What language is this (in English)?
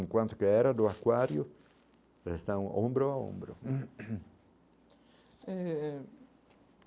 Portuguese